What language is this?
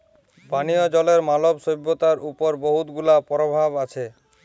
Bangla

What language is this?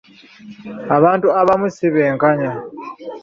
Ganda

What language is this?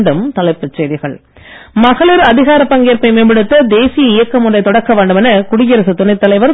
Tamil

